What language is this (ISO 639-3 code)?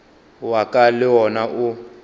nso